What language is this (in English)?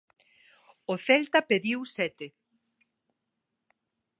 Galician